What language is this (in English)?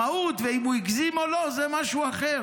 Hebrew